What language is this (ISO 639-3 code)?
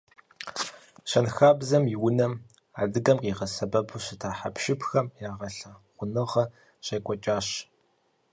kbd